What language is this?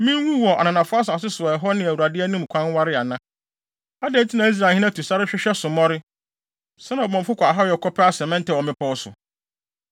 Akan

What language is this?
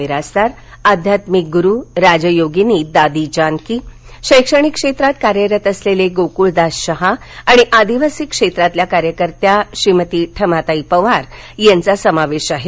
Marathi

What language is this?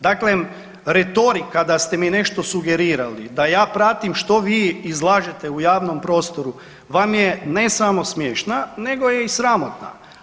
Croatian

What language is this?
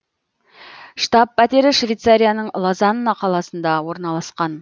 Kazakh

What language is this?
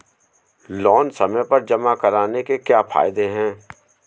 Hindi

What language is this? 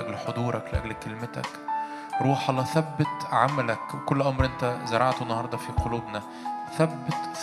Arabic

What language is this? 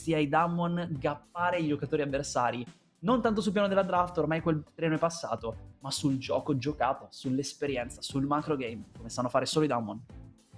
Italian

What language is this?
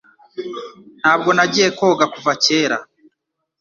Kinyarwanda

